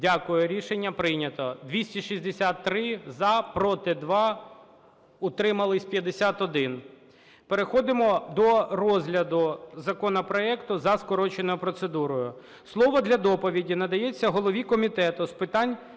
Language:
Ukrainian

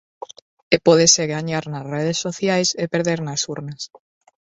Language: Galician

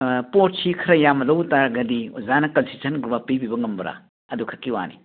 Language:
Manipuri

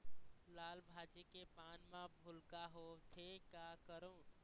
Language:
Chhattisgarhi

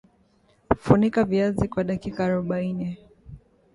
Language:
Swahili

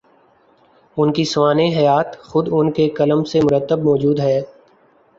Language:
Urdu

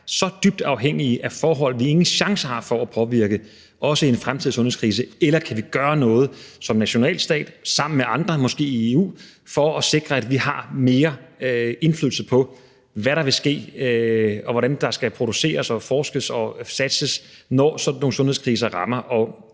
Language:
Danish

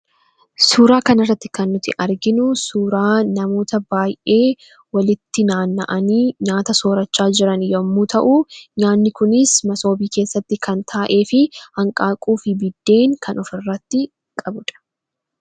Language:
Oromo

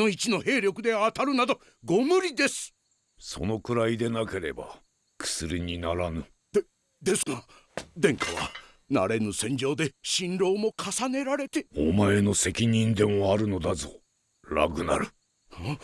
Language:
Japanese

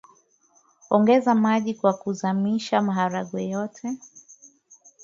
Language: Swahili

